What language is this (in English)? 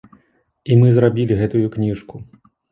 Belarusian